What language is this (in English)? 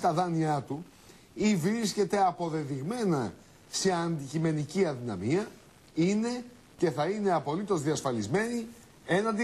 Greek